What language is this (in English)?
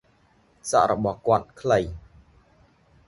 Khmer